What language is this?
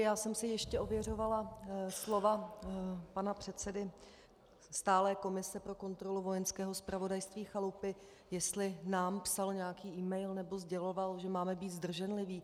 Czech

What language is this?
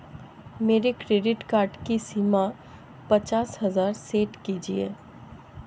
Hindi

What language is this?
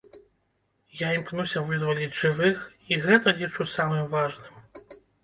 Belarusian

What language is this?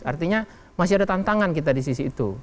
Indonesian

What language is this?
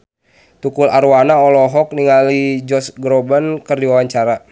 Sundanese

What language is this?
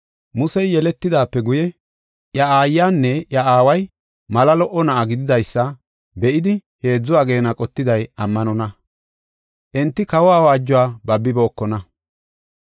Gofa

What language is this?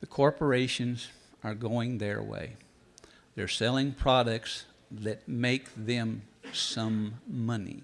English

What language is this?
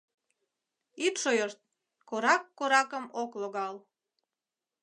Mari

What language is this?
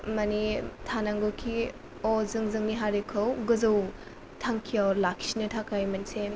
Bodo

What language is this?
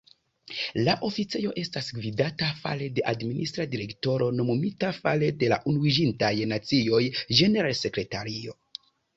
Esperanto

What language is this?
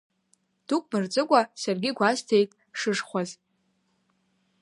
Abkhazian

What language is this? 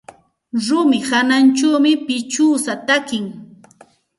Santa Ana de Tusi Pasco Quechua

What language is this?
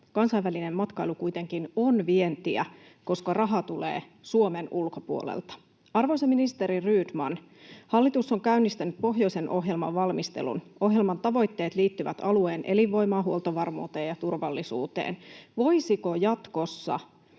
Finnish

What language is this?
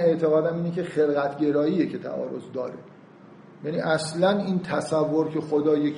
Persian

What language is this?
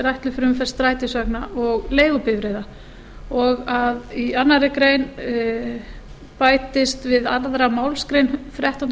Icelandic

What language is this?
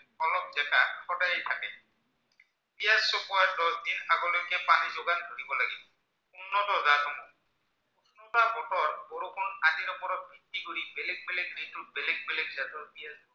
Assamese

